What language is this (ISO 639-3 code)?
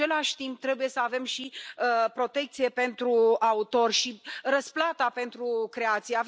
ron